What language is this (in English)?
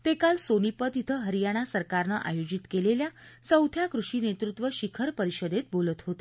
Marathi